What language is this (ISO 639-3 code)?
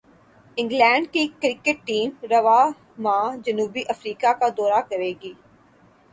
urd